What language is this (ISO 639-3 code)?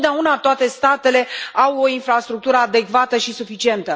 ron